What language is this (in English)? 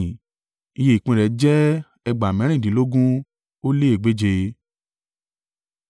Yoruba